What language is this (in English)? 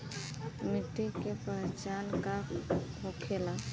Bhojpuri